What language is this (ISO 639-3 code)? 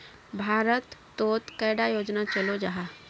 mag